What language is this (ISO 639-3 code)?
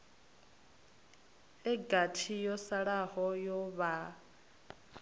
ven